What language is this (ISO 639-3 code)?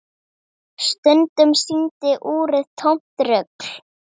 isl